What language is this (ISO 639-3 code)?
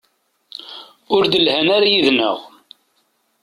kab